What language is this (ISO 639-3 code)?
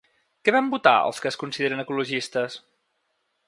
cat